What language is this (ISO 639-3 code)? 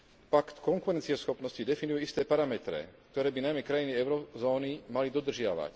slk